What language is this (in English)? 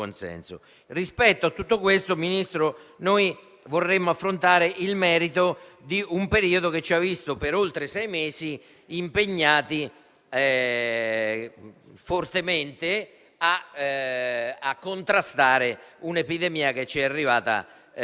Italian